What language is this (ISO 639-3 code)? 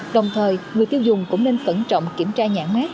vie